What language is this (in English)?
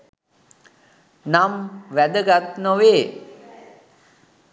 Sinhala